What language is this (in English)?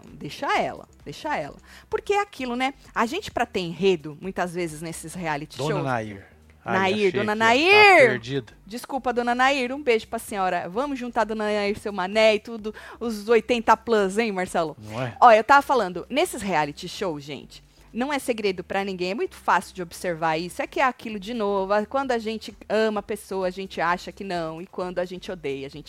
Portuguese